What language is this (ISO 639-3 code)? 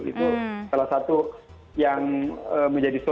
ind